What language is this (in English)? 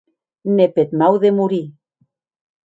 Occitan